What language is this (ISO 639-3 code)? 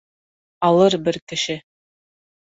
bak